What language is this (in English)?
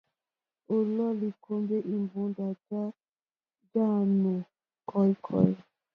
Mokpwe